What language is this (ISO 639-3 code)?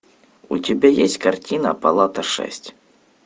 rus